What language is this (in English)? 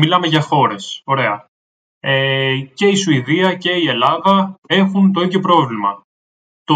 Greek